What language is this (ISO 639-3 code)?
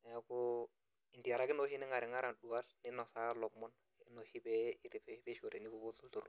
mas